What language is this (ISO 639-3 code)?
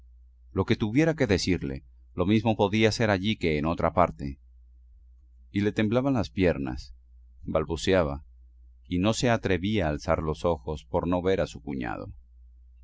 spa